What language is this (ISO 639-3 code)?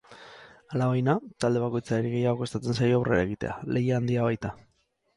eus